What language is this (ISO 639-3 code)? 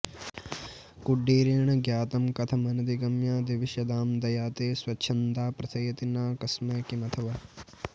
san